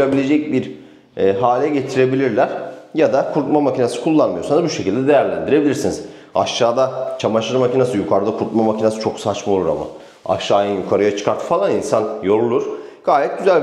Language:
Turkish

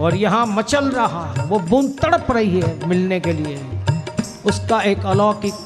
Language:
Hindi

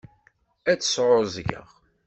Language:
Kabyle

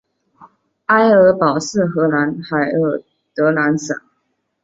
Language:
Chinese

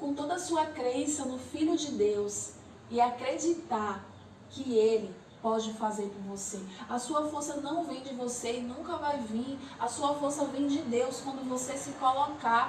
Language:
Portuguese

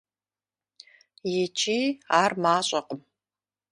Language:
Kabardian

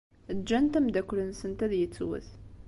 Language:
Kabyle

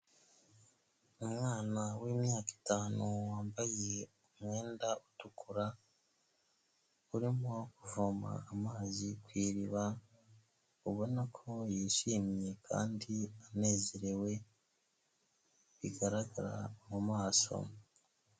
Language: Kinyarwanda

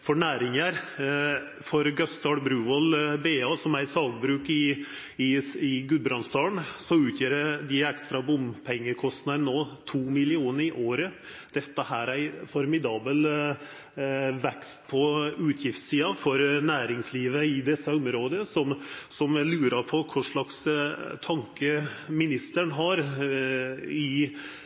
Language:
Norwegian Nynorsk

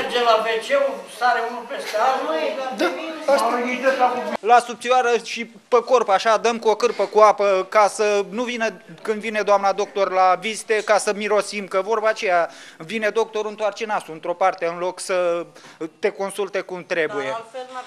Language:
Romanian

